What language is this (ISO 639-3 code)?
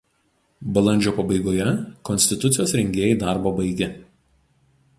lit